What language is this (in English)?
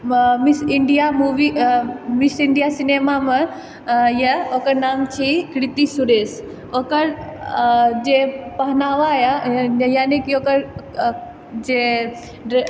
Maithili